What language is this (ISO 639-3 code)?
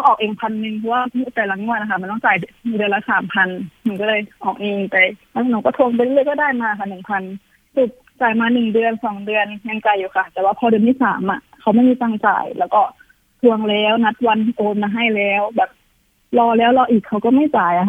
tha